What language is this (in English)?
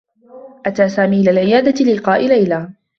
Arabic